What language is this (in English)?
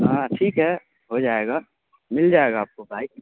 Urdu